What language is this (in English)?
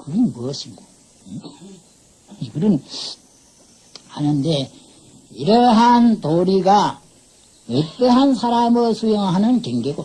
Korean